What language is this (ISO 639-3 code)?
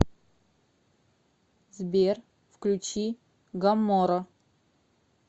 rus